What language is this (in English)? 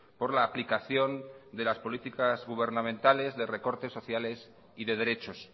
Spanish